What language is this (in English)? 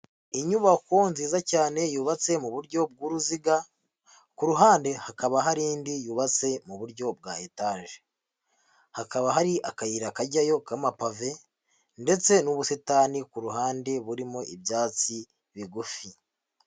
Kinyarwanda